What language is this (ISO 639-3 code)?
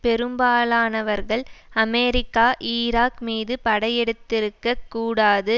tam